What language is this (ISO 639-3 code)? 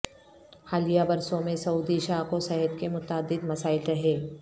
urd